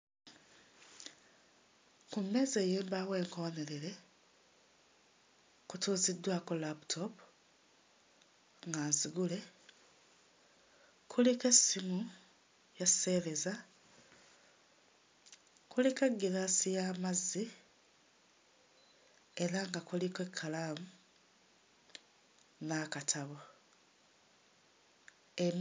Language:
Ganda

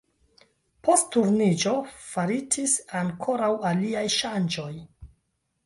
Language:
Esperanto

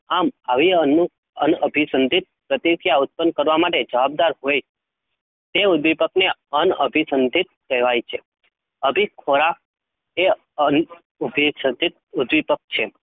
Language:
Gujarati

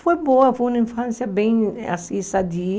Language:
Portuguese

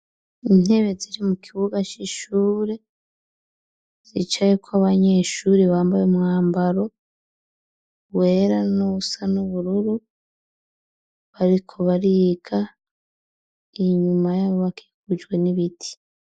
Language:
Rundi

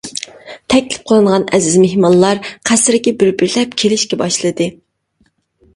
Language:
Uyghur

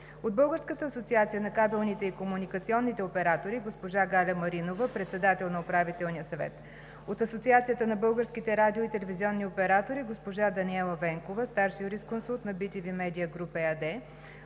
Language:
Bulgarian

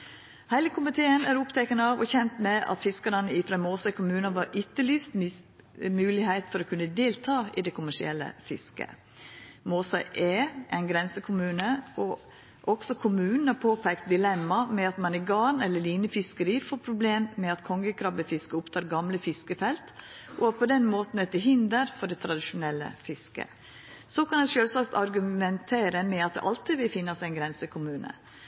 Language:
Norwegian Nynorsk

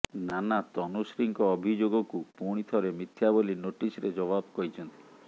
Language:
Odia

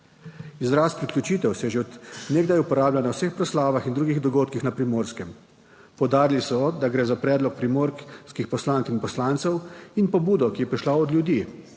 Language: Slovenian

